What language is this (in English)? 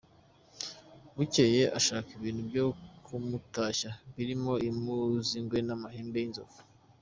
Kinyarwanda